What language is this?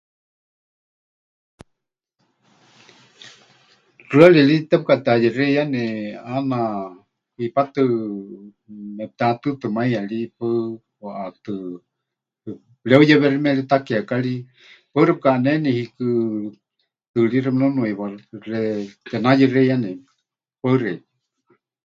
Huichol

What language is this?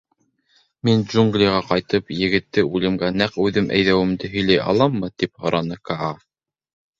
Bashkir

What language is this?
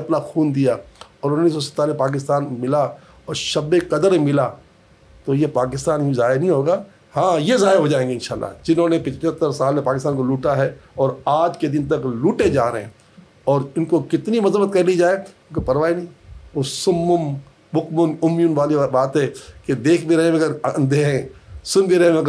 Urdu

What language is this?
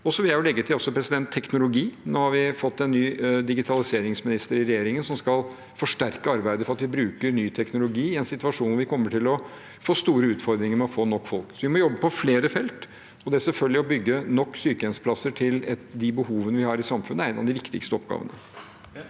Norwegian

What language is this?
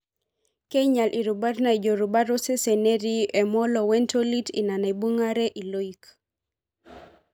Masai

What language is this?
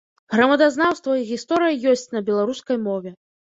Belarusian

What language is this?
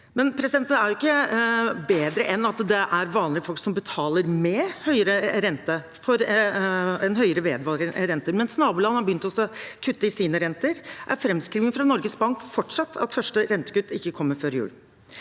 Norwegian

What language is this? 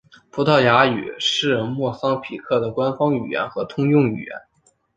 Chinese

